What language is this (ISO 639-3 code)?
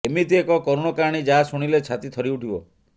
ori